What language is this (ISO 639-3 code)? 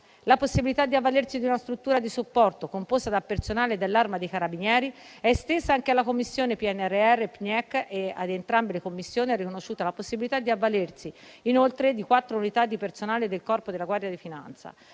ita